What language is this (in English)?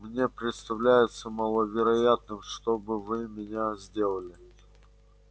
Russian